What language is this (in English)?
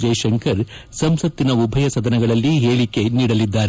Kannada